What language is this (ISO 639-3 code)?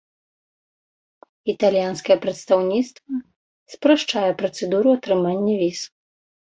bel